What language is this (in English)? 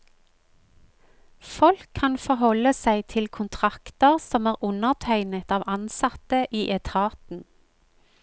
Norwegian